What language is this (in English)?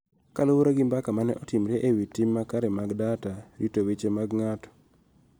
Luo (Kenya and Tanzania)